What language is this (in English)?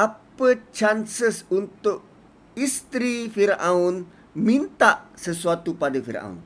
Malay